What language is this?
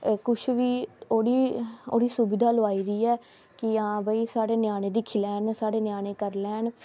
Dogri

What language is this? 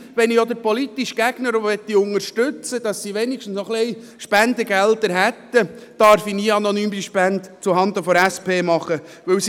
Swiss German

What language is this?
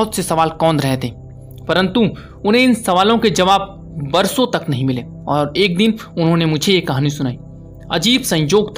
Hindi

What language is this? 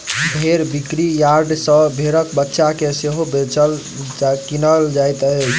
Maithili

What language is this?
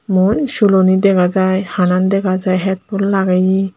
Chakma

